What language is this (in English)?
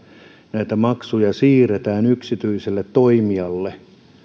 Finnish